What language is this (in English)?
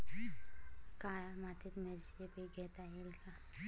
Marathi